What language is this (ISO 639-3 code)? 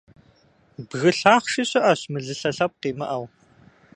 kbd